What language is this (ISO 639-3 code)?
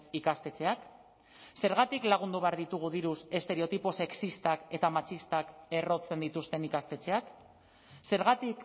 eus